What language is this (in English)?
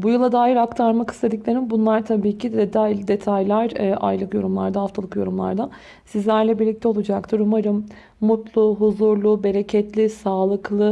Turkish